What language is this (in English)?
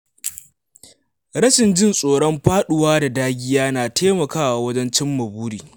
Hausa